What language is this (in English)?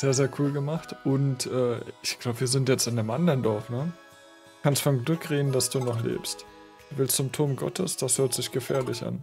German